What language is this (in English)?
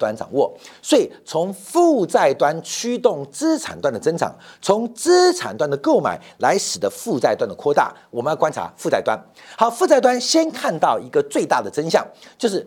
Chinese